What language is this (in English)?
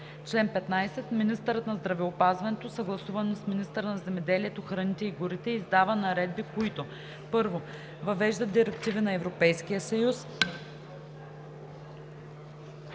Bulgarian